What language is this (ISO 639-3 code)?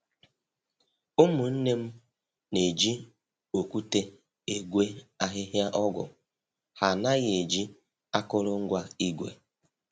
ibo